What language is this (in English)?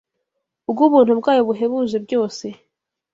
Kinyarwanda